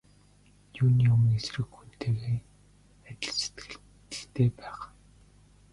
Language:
Mongolian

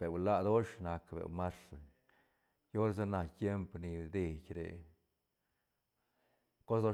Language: Santa Catarina Albarradas Zapotec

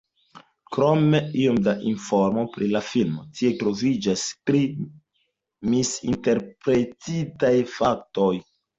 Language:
Esperanto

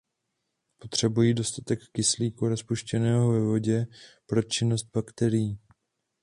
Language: Czech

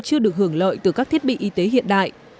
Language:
Vietnamese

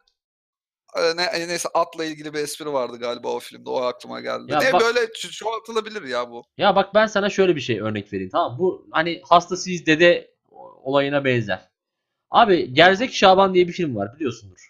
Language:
Turkish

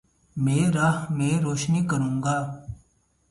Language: Urdu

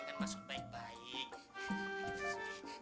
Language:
Indonesian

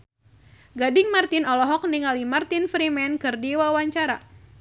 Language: Sundanese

